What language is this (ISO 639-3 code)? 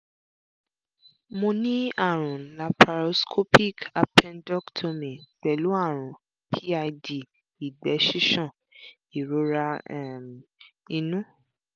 yor